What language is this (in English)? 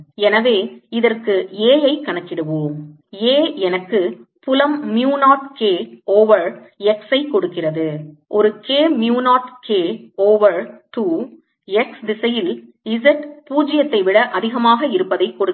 Tamil